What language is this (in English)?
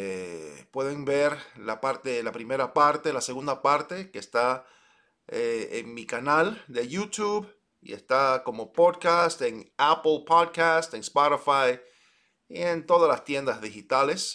Spanish